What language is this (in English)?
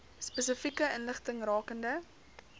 Afrikaans